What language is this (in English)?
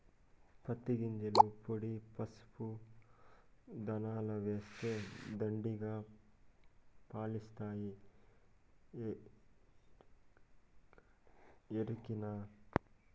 Telugu